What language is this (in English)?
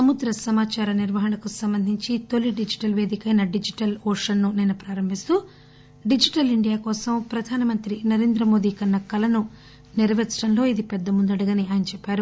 Telugu